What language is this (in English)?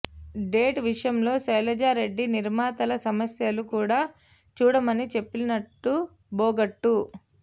Telugu